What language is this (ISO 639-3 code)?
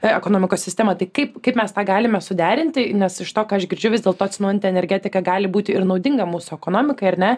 lit